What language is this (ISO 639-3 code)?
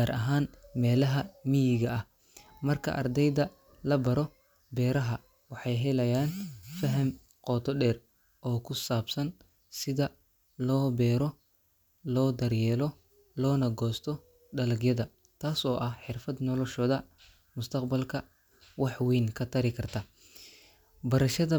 som